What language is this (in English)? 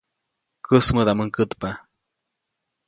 Copainalá Zoque